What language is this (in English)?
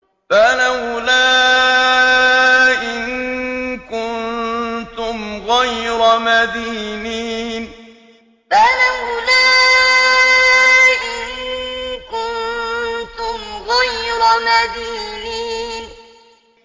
Arabic